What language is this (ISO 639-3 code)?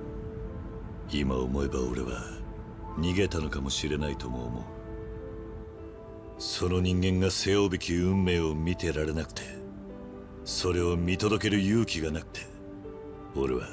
jpn